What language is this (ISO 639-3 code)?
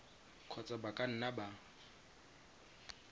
tsn